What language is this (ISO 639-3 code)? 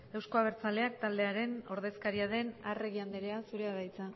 eus